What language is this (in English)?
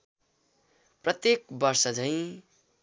Nepali